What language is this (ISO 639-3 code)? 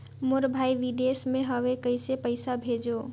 hne